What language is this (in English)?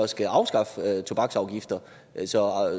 Danish